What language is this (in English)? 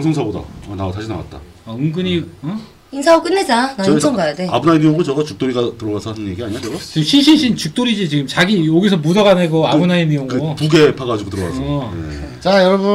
Korean